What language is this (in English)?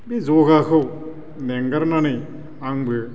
Bodo